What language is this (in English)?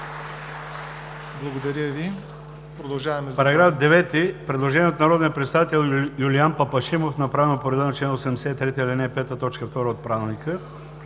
Bulgarian